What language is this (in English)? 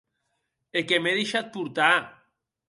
Occitan